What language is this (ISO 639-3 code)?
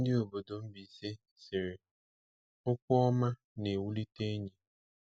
ibo